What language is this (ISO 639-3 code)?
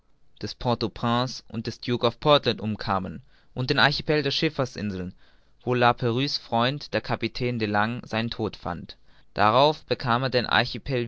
deu